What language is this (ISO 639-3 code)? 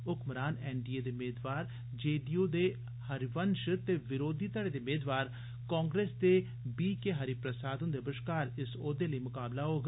doi